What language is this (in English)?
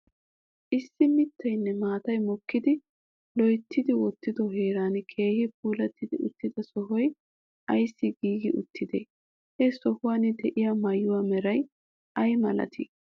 Wolaytta